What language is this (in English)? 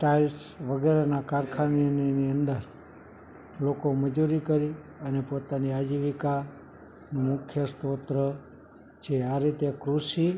Gujarati